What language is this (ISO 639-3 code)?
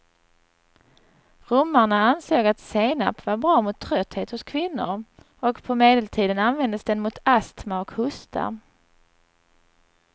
swe